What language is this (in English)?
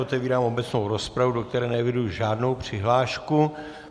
Czech